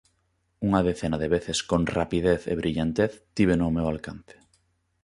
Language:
Galician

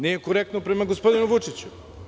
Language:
Serbian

